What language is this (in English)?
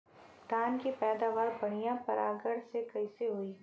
Bhojpuri